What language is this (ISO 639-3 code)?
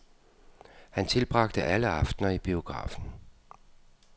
dan